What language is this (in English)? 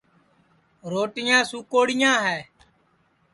Sansi